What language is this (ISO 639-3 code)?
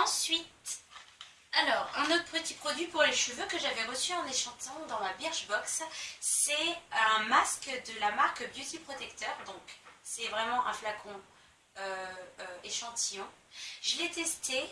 fra